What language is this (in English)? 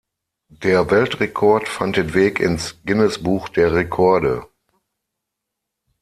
German